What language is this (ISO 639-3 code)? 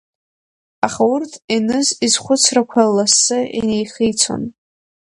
abk